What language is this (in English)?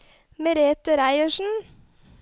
Norwegian